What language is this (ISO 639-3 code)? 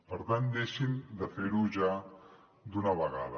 cat